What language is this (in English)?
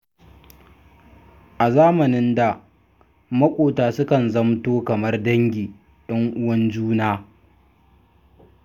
Hausa